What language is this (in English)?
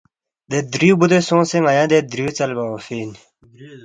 Balti